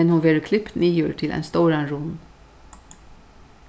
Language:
Faroese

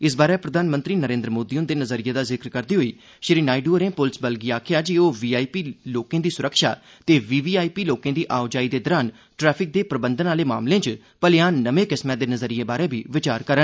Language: Dogri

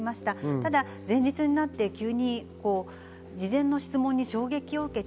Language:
Japanese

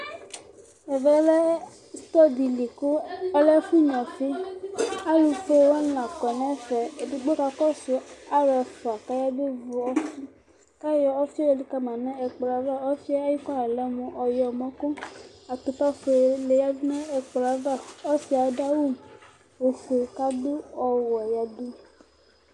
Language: Ikposo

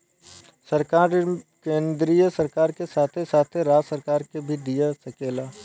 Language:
Bhojpuri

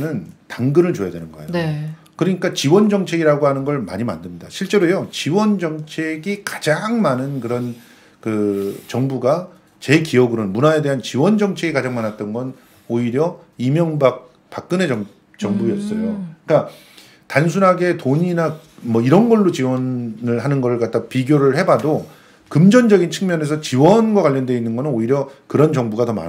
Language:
Korean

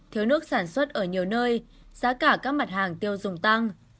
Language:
Vietnamese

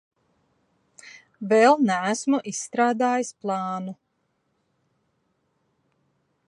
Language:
Latvian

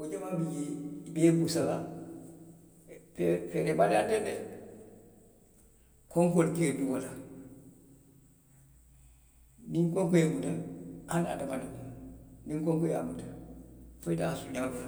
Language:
Western Maninkakan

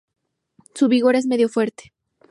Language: Spanish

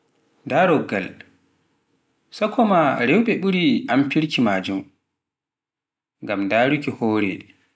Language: Pular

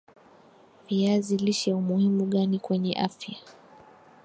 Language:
Swahili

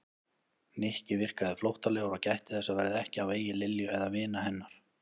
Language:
Icelandic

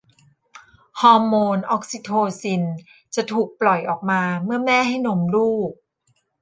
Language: Thai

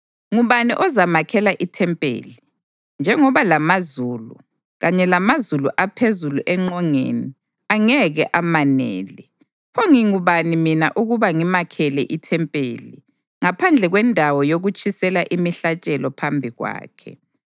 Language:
North Ndebele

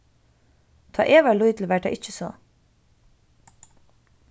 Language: Faroese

